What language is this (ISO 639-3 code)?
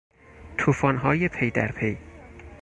fas